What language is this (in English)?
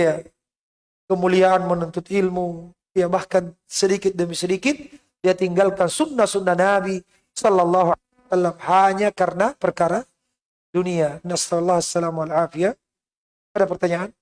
Indonesian